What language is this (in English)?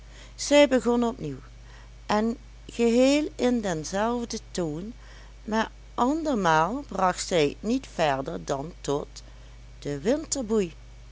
Dutch